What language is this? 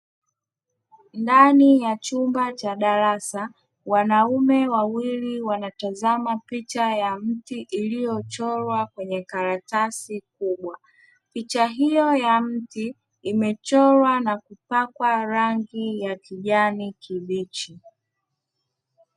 Swahili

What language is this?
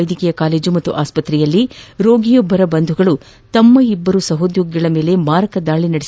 Kannada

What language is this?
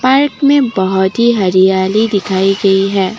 Hindi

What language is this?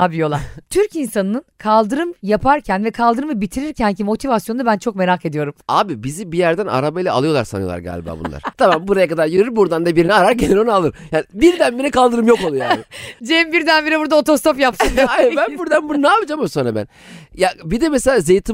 Turkish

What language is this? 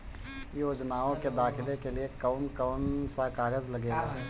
Bhojpuri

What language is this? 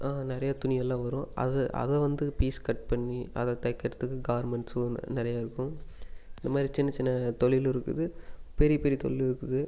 Tamil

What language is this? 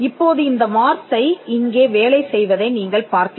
Tamil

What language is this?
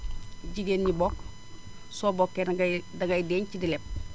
Wolof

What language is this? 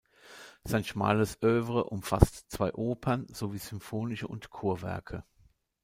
German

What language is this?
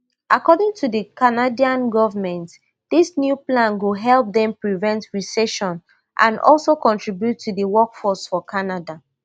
Nigerian Pidgin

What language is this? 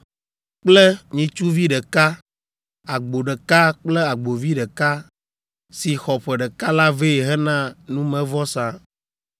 Ewe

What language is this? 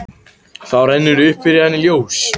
Icelandic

